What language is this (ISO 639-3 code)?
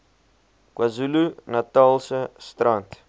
afr